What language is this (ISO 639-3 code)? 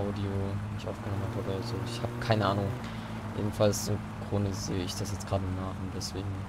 deu